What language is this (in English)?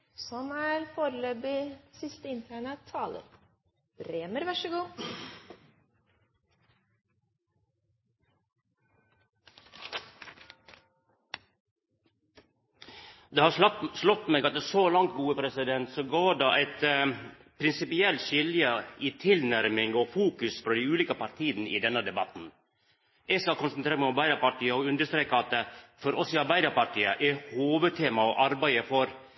Norwegian